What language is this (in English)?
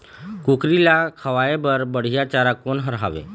Chhattisgarhi